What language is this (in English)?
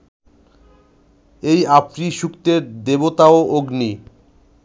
Bangla